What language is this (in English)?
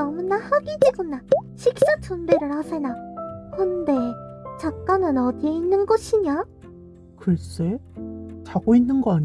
Korean